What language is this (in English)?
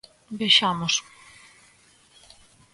Galician